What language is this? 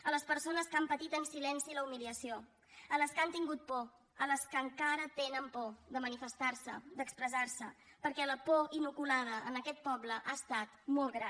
Catalan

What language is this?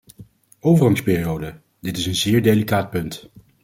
Dutch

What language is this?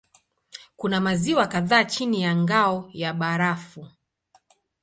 Swahili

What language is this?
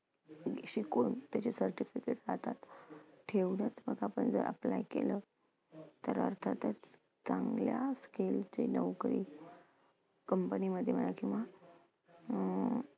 Marathi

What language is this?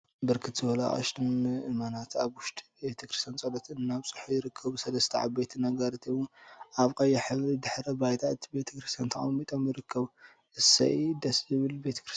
Tigrinya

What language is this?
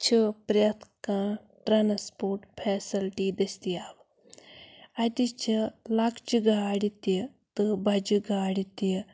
Kashmiri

